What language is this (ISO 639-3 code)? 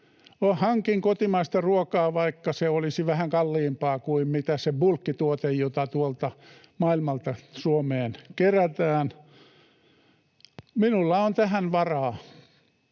fin